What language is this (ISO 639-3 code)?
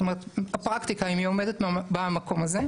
heb